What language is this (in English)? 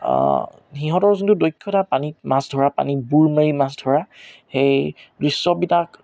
Assamese